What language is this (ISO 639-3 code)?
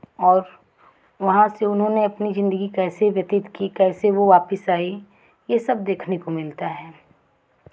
hin